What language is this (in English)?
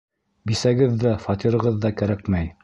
Bashkir